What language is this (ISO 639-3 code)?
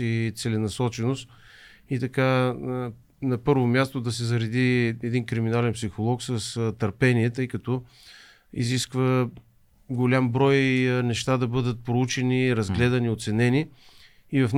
bul